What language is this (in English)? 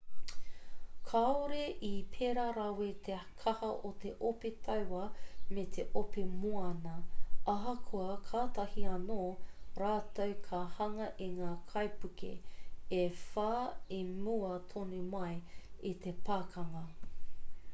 Māori